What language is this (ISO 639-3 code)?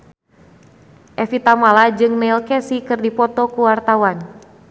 sun